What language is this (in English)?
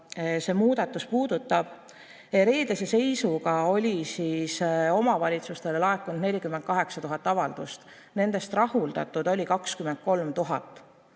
Estonian